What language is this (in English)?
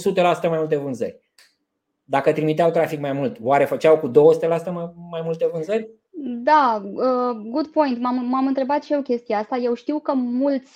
Romanian